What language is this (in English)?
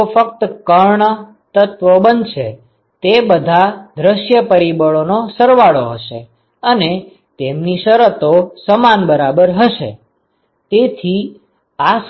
Gujarati